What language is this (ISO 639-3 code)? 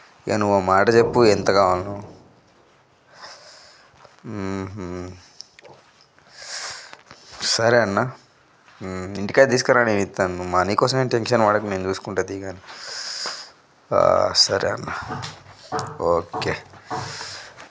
tel